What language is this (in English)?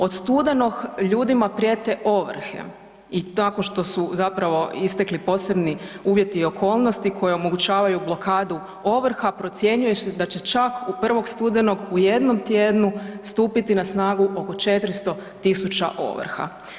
Croatian